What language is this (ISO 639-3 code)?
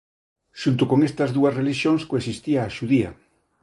glg